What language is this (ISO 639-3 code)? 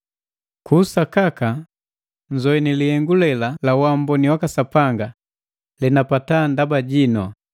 mgv